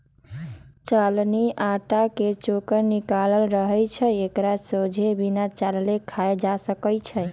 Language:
Magahi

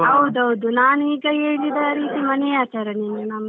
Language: Kannada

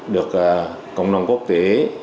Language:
Vietnamese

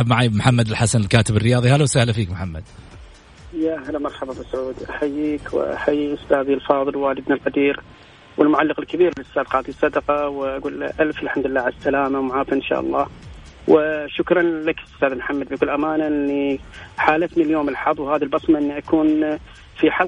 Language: Arabic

